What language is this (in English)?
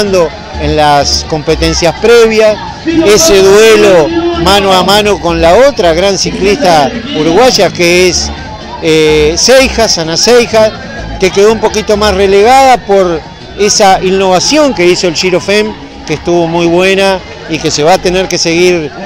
Spanish